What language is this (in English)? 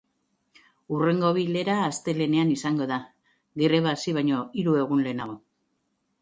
Basque